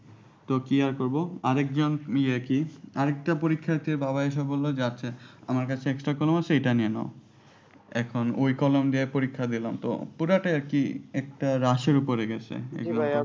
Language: Bangla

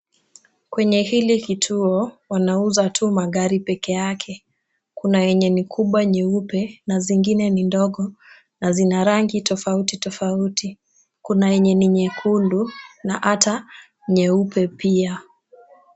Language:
Swahili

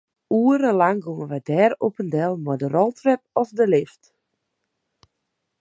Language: Western Frisian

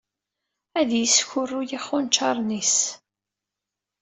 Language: Kabyle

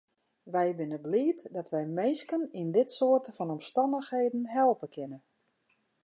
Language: Western Frisian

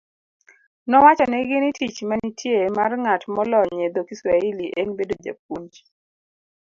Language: Luo (Kenya and Tanzania)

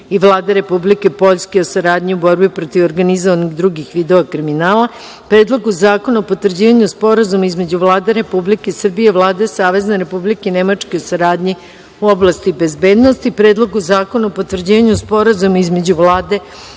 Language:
Serbian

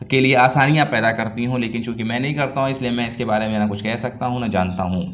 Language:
Urdu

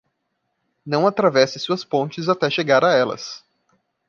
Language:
Portuguese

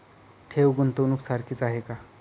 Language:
Marathi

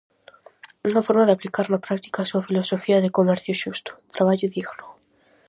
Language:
Galician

